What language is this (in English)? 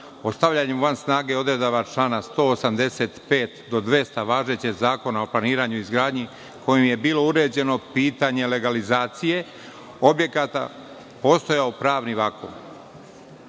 Serbian